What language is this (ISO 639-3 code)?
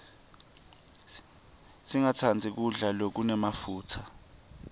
ssw